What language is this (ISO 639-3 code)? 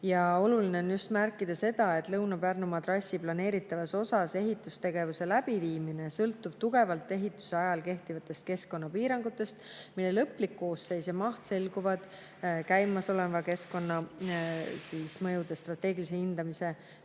est